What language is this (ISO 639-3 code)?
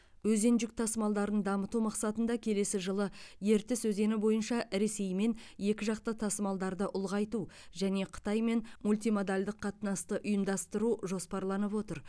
kaz